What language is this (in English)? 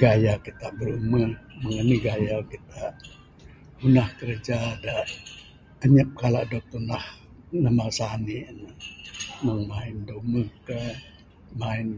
Bukar-Sadung Bidayuh